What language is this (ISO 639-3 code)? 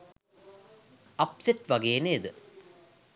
sin